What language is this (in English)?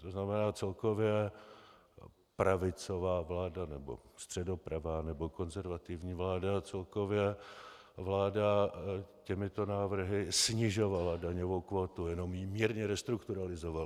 Czech